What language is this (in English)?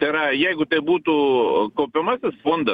Lithuanian